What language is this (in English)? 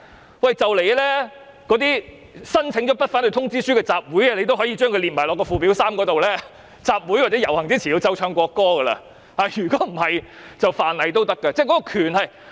Cantonese